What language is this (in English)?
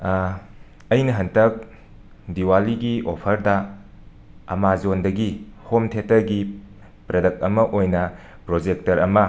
Manipuri